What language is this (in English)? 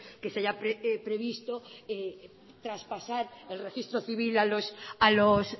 Spanish